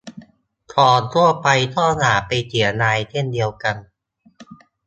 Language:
Thai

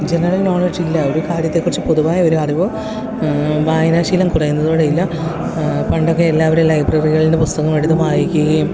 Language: Malayalam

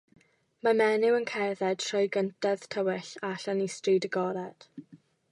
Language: Welsh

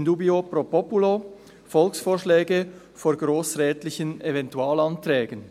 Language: Swiss German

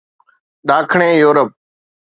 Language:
Sindhi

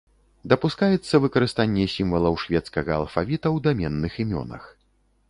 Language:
Belarusian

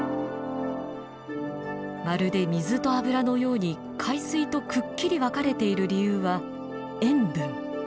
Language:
Japanese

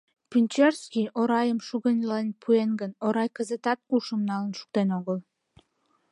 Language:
Mari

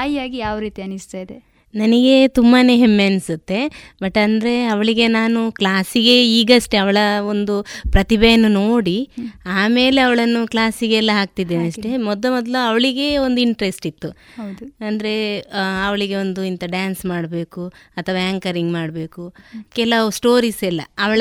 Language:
Kannada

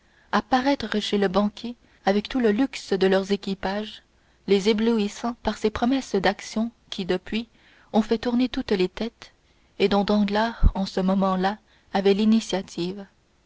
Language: French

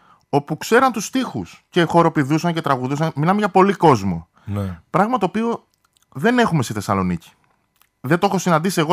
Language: Greek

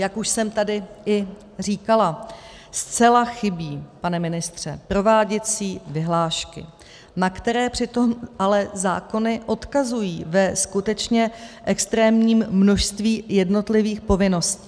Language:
Czech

